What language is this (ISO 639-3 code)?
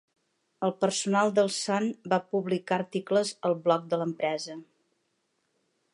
cat